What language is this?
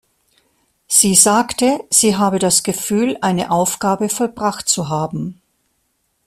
German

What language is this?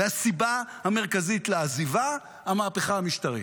Hebrew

